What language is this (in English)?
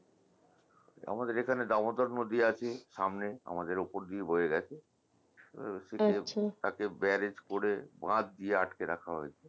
Bangla